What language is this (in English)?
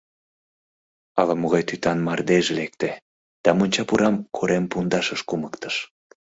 Mari